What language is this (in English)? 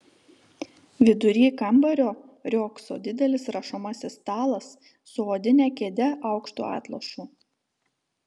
Lithuanian